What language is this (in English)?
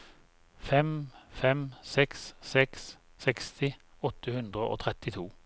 Norwegian